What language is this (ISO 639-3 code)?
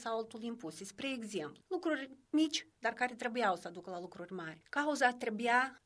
ron